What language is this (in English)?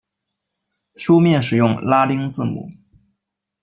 Chinese